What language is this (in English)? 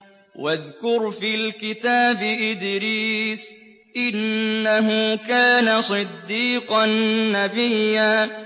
Arabic